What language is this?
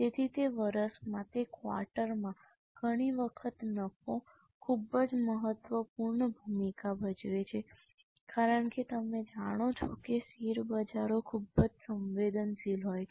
Gujarati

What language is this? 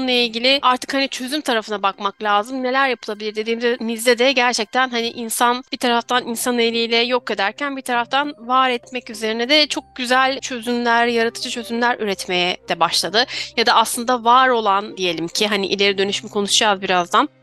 Turkish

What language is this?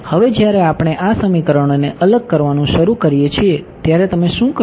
Gujarati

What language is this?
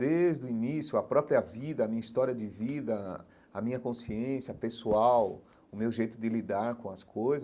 Portuguese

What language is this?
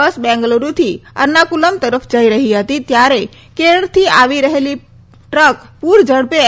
Gujarati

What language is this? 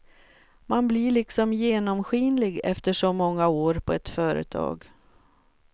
Swedish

